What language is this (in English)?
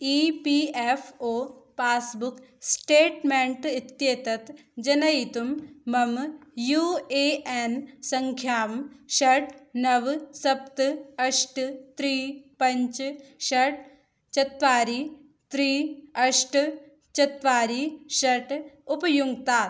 Sanskrit